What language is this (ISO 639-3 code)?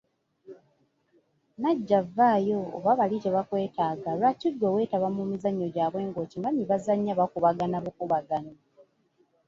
lug